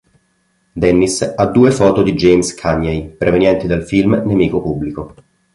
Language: Italian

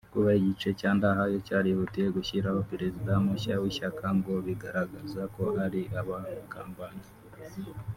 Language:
Kinyarwanda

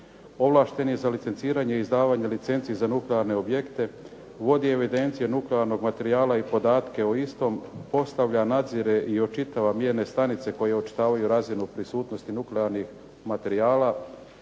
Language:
Croatian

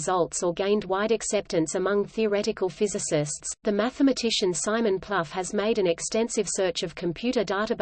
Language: English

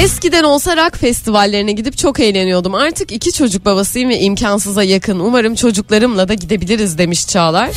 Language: Turkish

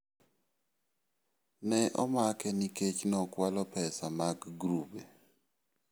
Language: Luo (Kenya and Tanzania)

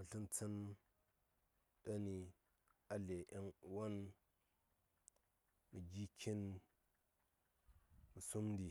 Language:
Saya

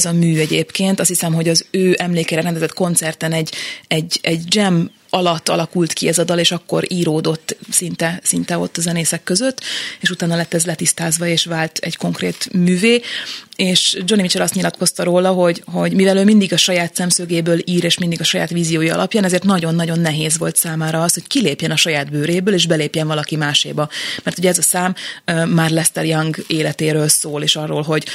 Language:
Hungarian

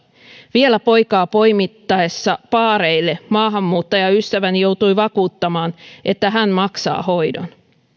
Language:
Finnish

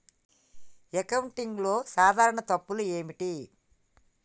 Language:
Telugu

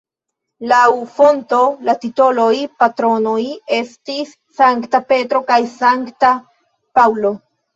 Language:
Esperanto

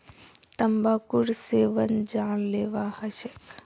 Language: Magahi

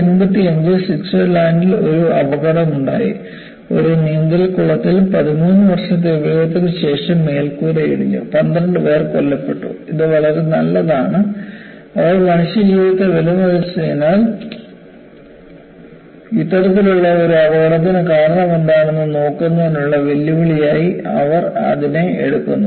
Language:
Malayalam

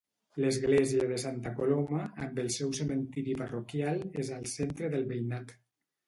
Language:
Catalan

